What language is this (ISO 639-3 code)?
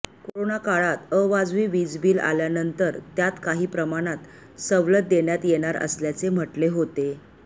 mar